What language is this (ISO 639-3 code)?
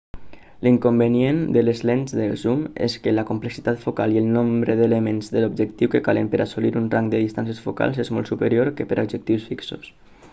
cat